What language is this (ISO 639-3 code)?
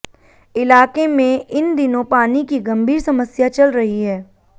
hin